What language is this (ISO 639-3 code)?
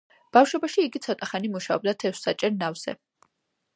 kat